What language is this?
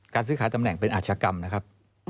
Thai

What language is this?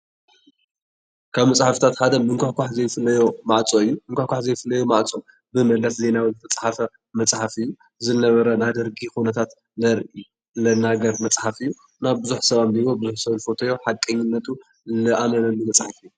Tigrinya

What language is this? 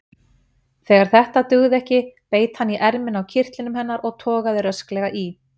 Icelandic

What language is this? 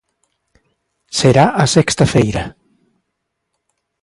Galician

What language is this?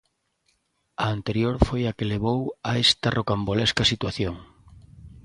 Galician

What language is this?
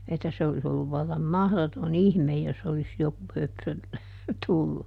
Finnish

